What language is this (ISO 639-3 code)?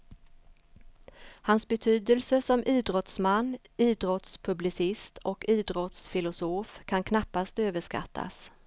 swe